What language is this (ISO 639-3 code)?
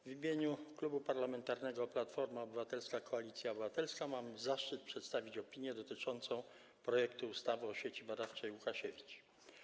pol